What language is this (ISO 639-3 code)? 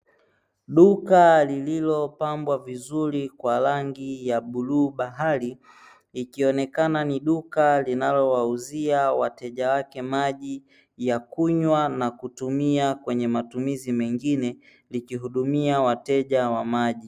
swa